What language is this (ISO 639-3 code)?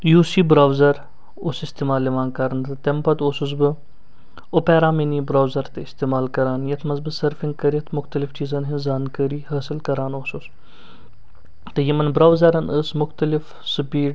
kas